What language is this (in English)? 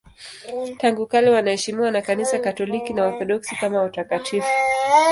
Swahili